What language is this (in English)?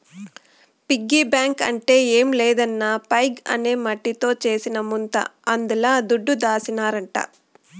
Telugu